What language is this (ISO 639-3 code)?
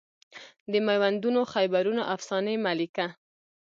pus